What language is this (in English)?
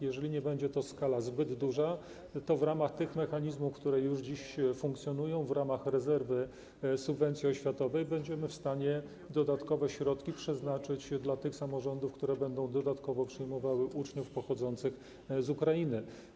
Polish